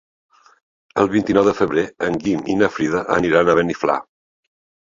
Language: Catalan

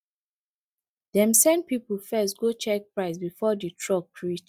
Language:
Nigerian Pidgin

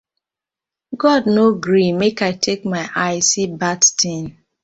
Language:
Nigerian Pidgin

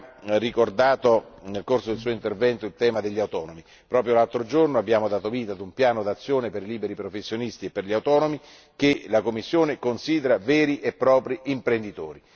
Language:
Italian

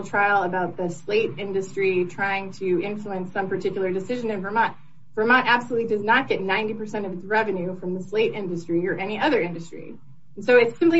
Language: English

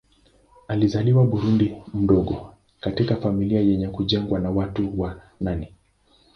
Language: Swahili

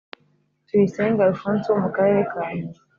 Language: Kinyarwanda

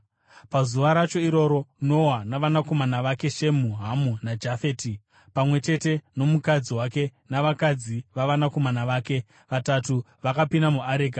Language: Shona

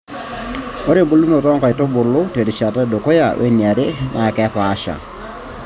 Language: Masai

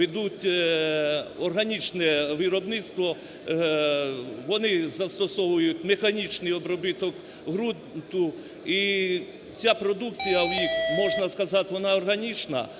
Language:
Ukrainian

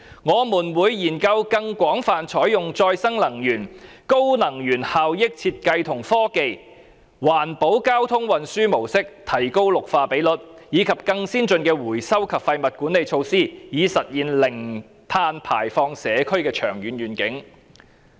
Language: Cantonese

